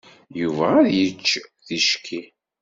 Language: Kabyle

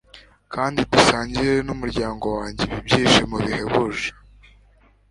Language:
Kinyarwanda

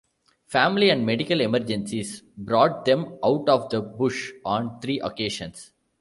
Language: English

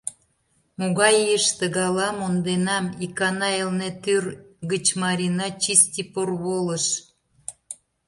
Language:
Mari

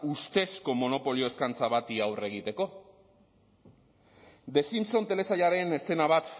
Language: Basque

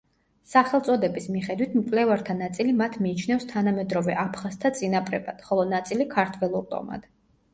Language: Georgian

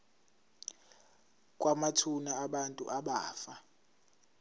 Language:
Zulu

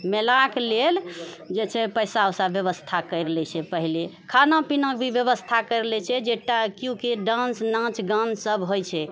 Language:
Maithili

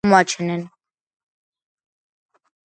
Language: Georgian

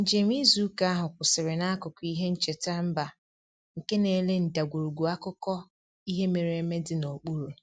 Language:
Igbo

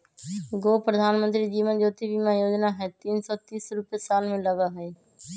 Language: Magahi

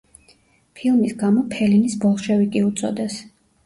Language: Georgian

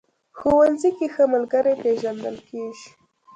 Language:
Pashto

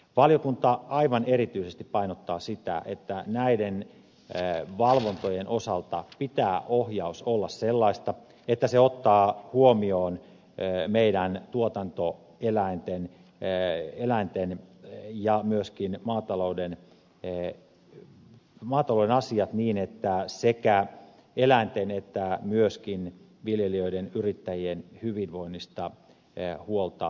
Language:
Finnish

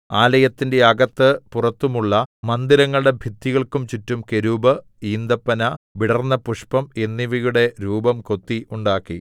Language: Malayalam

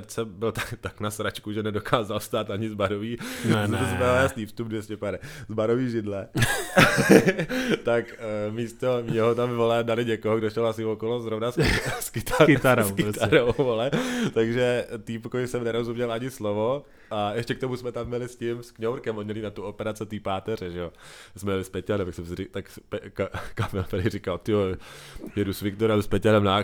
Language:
Czech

